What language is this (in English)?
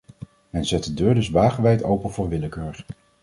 Dutch